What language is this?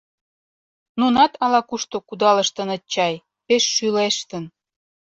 Mari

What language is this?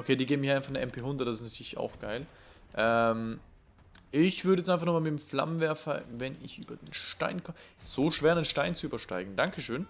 German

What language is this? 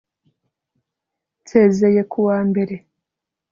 Kinyarwanda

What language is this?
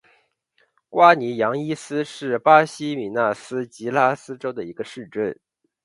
Chinese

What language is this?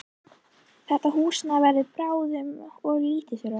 Icelandic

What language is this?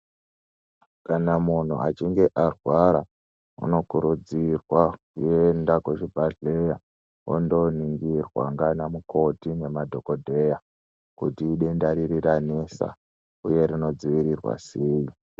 Ndau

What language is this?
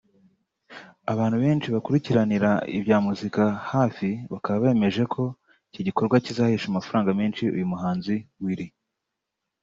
Kinyarwanda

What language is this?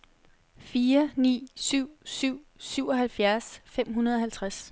Danish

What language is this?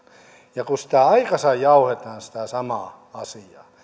Finnish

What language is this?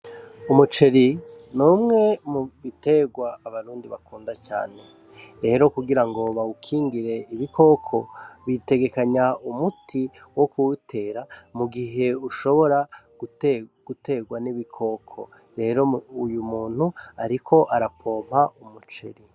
Rundi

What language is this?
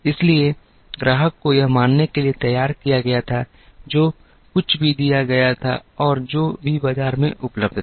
Hindi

